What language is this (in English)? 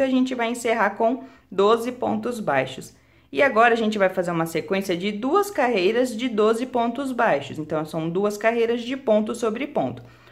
Portuguese